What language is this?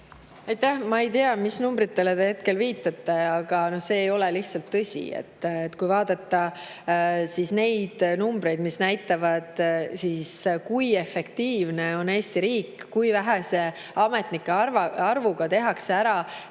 Estonian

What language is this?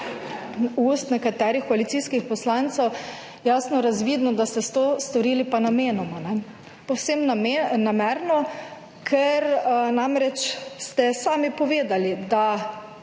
Slovenian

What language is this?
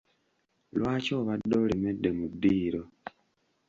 Ganda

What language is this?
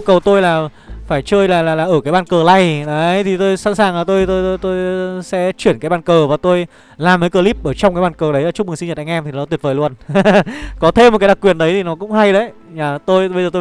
Vietnamese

